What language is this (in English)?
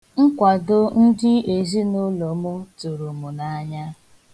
Igbo